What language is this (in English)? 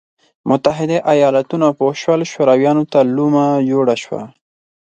Pashto